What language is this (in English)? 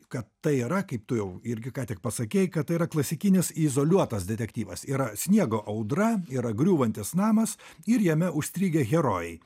Lithuanian